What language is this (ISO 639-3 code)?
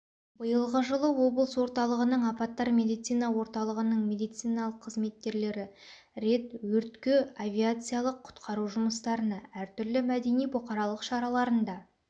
kaz